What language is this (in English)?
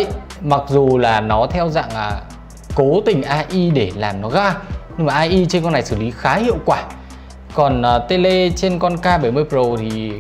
Vietnamese